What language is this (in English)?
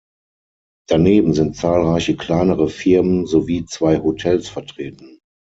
German